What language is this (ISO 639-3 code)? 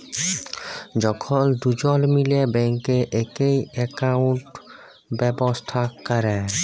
ben